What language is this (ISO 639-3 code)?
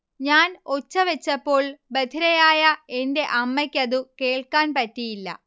mal